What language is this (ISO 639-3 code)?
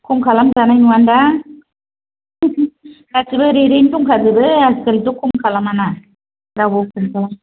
brx